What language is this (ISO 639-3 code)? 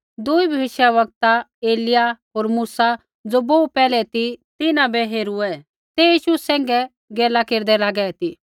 kfx